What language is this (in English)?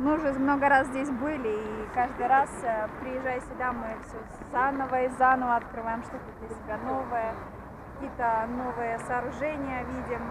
Russian